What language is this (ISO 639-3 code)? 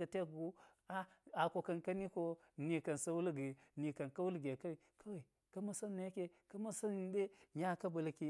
gyz